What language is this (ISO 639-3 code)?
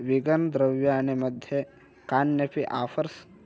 san